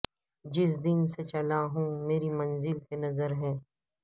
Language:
Urdu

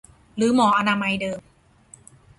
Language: Thai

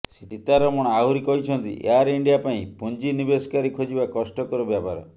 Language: Odia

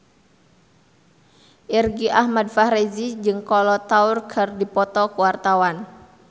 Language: Sundanese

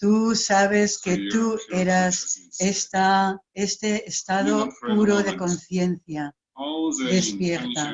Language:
Spanish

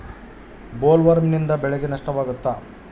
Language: Kannada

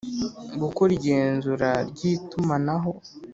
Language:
Kinyarwanda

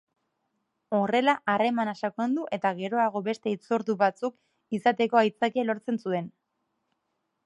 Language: Basque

